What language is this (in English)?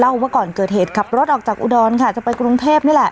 Thai